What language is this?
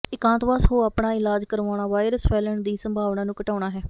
Punjabi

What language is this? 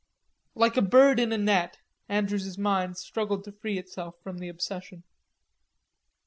English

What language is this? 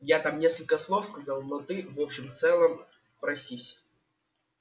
Russian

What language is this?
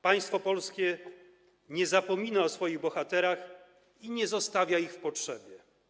Polish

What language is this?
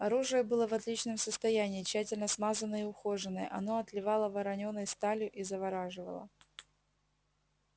Russian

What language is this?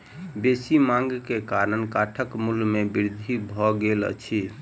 Maithili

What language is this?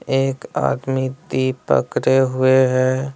Hindi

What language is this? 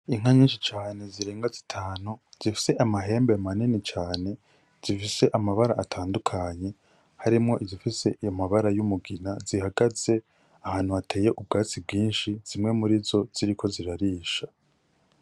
Rundi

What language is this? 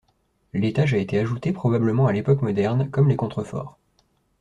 French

